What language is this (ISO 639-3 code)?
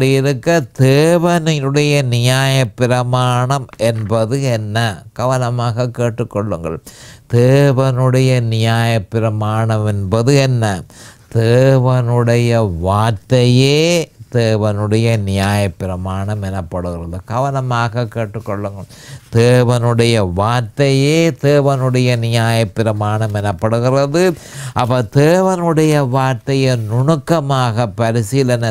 tam